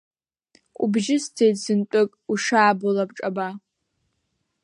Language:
Abkhazian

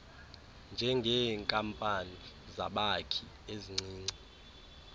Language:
Xhosa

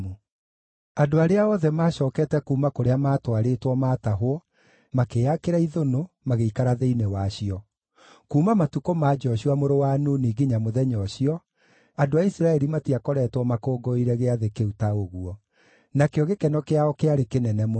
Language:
Kikuyu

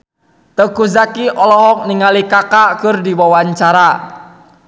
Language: Sundanese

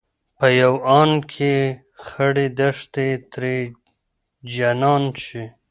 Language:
Pashto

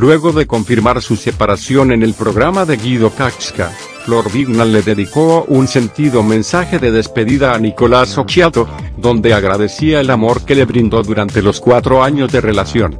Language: Spanish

